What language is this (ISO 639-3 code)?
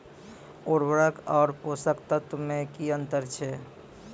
mai